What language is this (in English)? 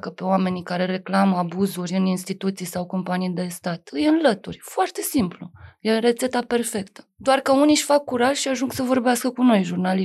Romanian